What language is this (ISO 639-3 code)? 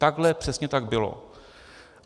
ces